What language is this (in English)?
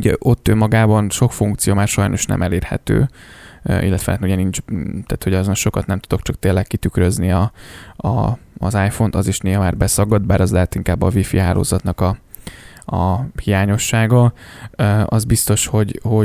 Hungarian